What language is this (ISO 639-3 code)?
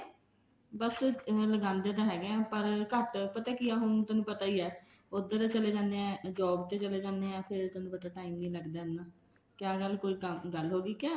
pan